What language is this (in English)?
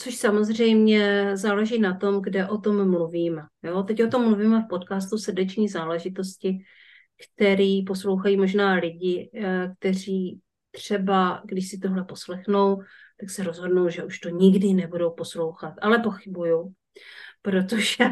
Czech